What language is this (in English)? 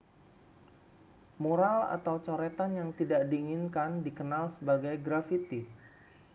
Indonesian